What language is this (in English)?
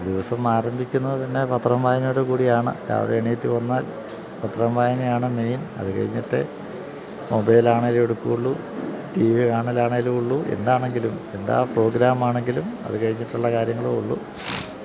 Malayalam